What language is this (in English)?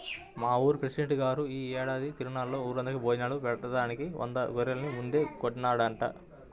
Telugu